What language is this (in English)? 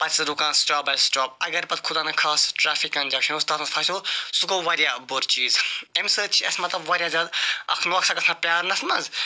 Kashmiri